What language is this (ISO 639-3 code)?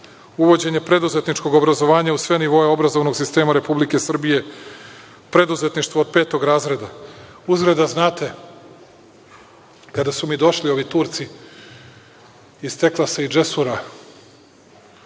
srp